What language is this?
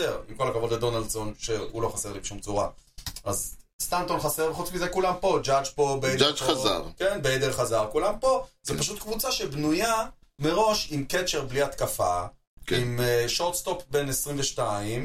Hebrew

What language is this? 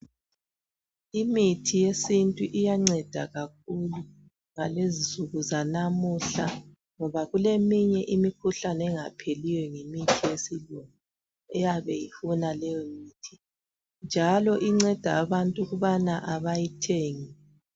North Ndebele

